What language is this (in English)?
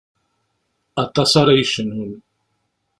Kabyle